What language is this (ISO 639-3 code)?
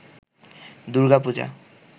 ben